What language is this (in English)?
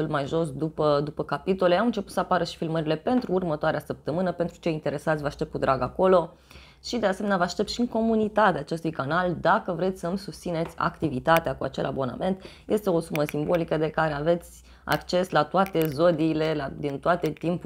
Romanian